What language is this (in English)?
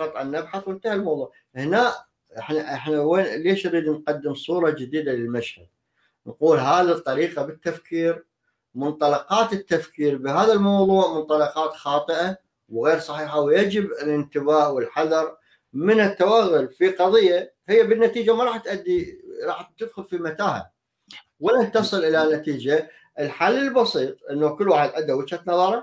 Arabic